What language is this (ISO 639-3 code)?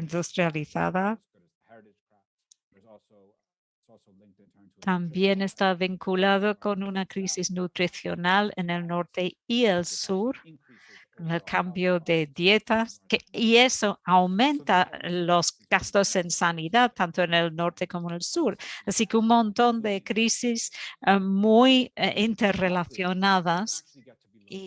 spa